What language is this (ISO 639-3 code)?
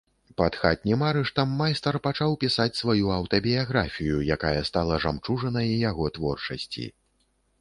bel